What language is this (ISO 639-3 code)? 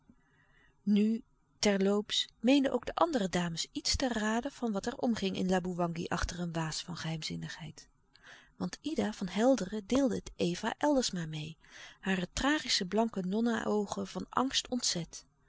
nld